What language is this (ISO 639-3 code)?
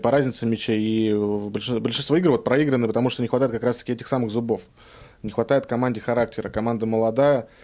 rus